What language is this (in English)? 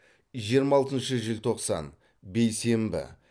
Kazakh